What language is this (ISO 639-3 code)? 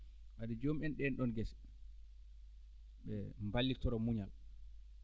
ful